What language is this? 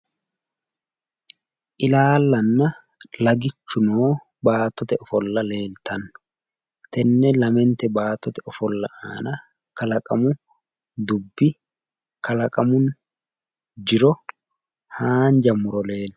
Sidamo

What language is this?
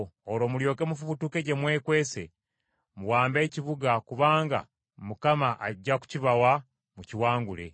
Ganda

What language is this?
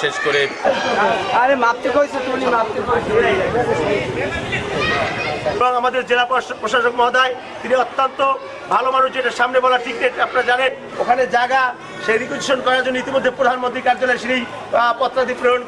English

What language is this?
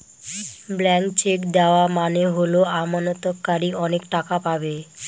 Bangla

